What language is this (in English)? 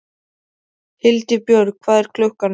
Icelandic